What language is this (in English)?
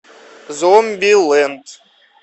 Russian